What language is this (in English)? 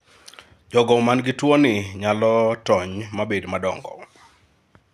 Luo (Kenya and Tanzania)